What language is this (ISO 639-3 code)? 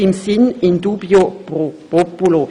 gsw